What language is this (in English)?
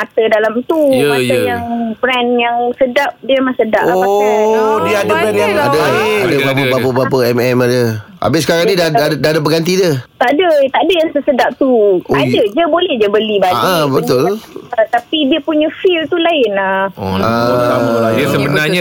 Malay